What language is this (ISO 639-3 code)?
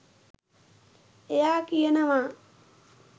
sin